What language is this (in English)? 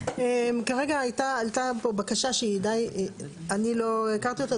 Hebrew